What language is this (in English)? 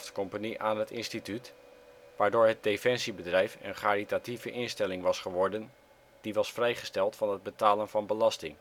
Dutch